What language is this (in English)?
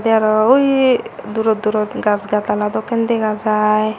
Chakma